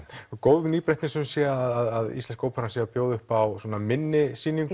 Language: Icelandic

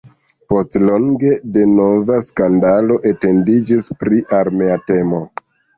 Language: Esperanto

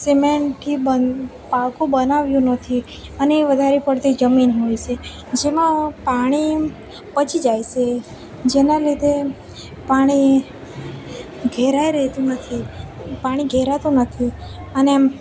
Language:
Gujarati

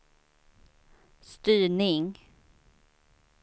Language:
Swedish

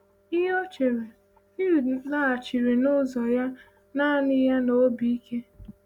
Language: Igbo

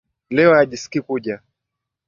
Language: Swahili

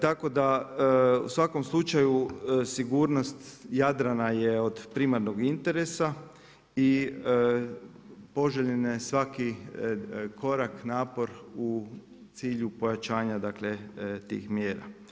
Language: Croatian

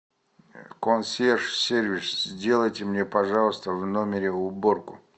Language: Russian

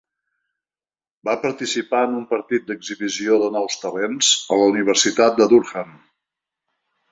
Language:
Catalan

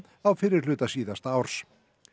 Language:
Icelandic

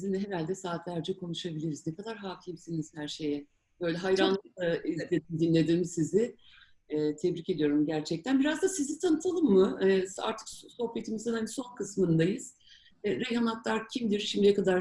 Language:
Turkish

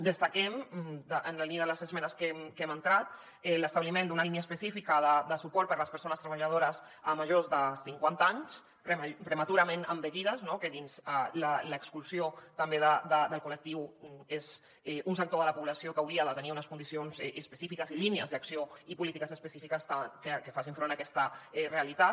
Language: Catalan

